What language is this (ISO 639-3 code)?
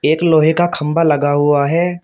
hin